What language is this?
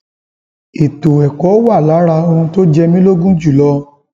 Yoruba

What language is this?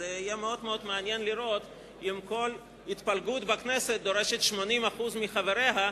Hebrew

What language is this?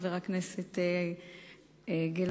Hebrew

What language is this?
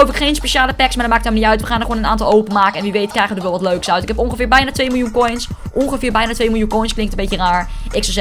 Dutch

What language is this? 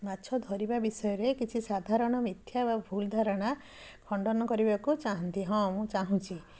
Odia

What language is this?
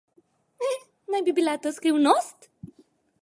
Slovenian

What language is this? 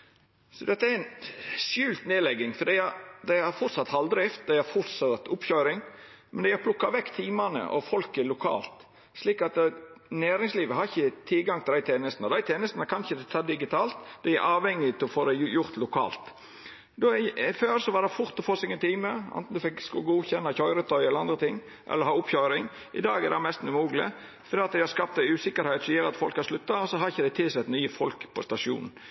Norwegian Nynorsk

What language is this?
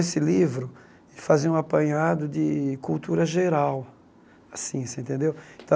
Portuguese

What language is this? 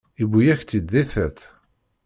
Kabyle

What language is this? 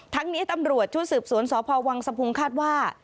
Thai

